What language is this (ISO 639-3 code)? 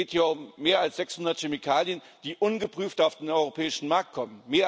deu